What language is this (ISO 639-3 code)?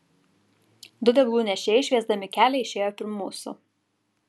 lit